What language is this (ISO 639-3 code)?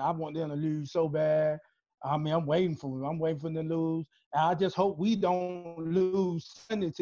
eng